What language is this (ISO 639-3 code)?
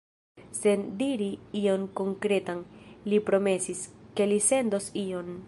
epo